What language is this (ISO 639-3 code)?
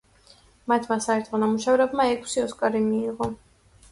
kat